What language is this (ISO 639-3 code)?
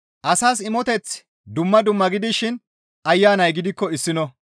gmv